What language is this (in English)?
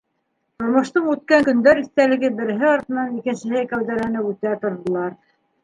Bashkir